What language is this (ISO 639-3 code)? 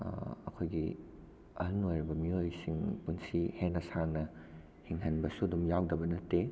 mni